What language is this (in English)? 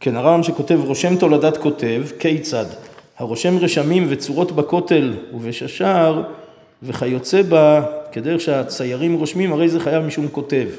Hebrew